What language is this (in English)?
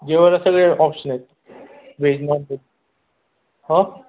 Marathi